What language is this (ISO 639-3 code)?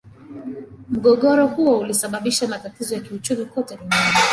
swa